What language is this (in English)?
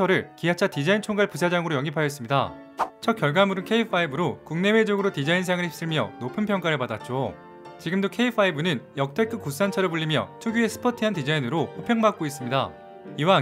Korean